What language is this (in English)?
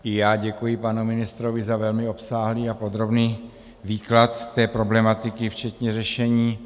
Czech